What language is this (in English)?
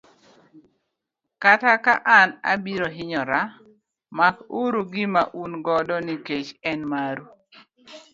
Luo (Kenya and Tanzania)